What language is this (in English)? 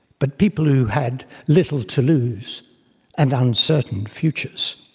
English